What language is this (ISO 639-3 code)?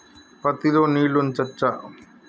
tel